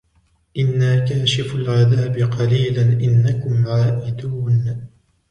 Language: Arabic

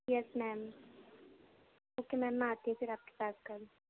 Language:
Urdu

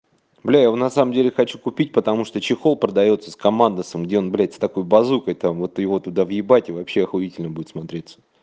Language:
Russian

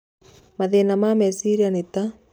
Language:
Kikuyu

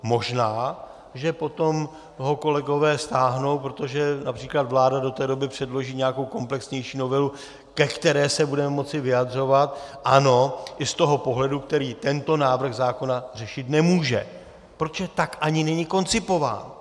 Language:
Czech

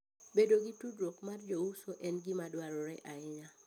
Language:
Luo (Kenya and Tanzania)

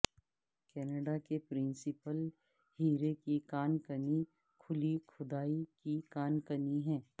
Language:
Urdu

